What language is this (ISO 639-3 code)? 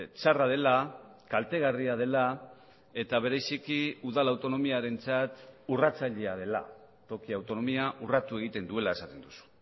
eus